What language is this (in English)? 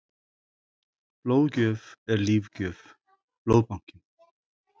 Icelandic